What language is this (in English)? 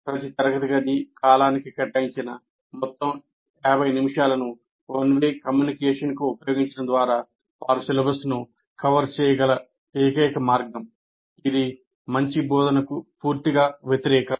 Telugu